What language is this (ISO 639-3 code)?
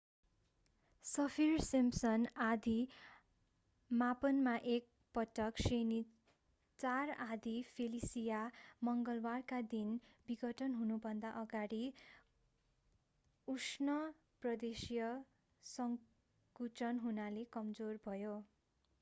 nep